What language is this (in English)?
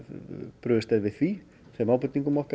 Icelandic